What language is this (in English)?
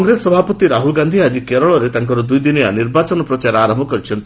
Odia